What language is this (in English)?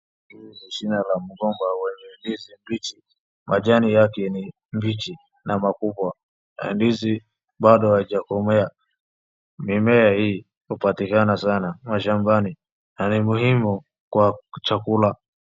Swahili